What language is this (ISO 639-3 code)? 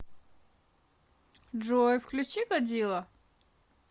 rus